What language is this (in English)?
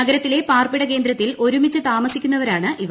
Malayalam